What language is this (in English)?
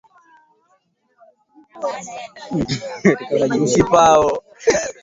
Swahili